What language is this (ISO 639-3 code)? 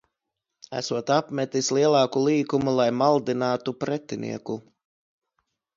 lav